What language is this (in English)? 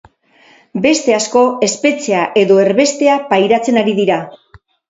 Basque